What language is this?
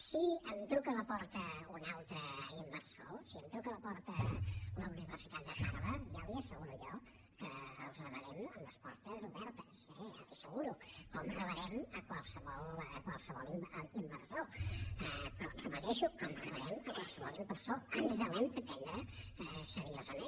Catalan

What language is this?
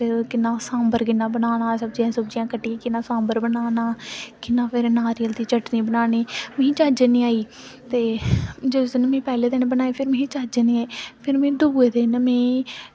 Dogri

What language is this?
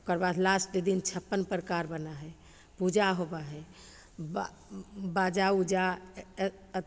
Maithili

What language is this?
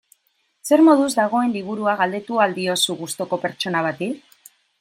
Basque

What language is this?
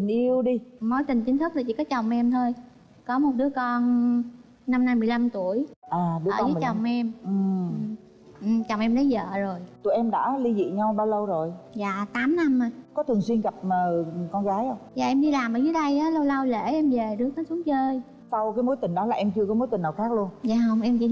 Vietnamese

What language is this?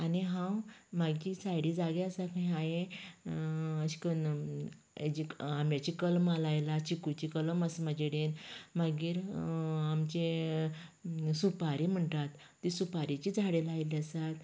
Konkani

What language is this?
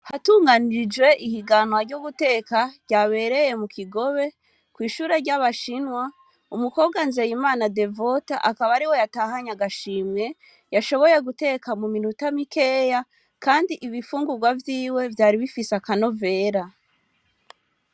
Rundi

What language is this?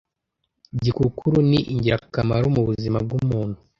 Kinyarwanda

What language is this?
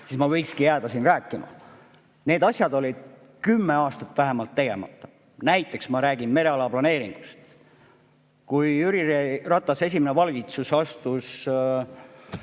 Estonian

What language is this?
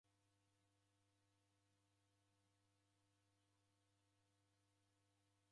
Taita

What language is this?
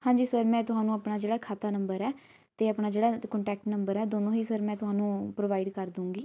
Punjabi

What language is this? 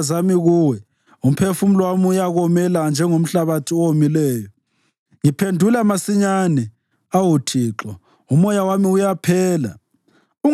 North Ndebele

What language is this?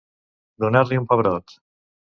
Catalan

